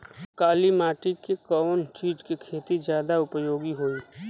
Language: Bhojpuri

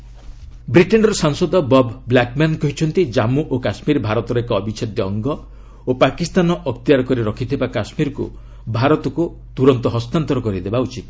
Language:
Odia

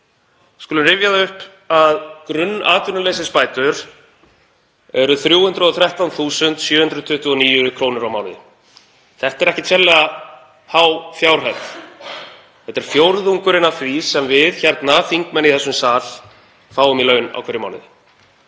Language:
Icelandic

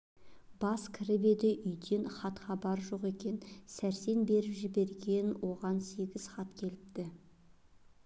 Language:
Kazakh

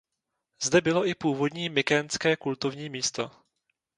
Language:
Czech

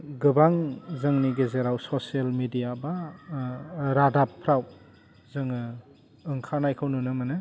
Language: Bodo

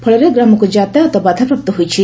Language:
Odia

